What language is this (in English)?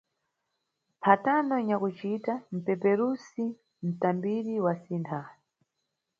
Nyungwe